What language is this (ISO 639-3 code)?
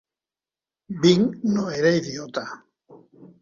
cat